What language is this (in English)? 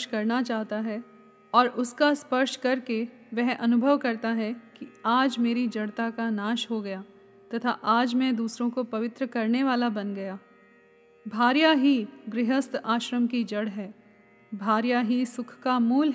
Hindi